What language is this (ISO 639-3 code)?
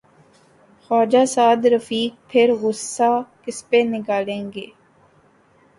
urd